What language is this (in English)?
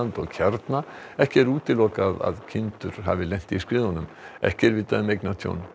Icelandic